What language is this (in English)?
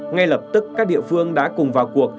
Vietnamese